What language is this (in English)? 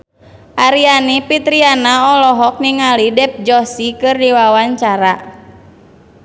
Sundanese